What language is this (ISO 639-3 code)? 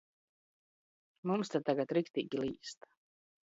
lav